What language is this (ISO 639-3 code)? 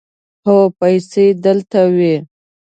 pus